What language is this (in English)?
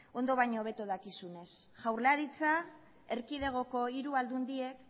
Basque